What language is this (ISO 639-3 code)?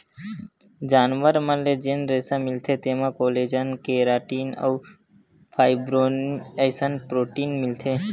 hne